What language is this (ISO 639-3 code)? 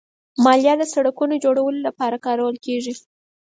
pus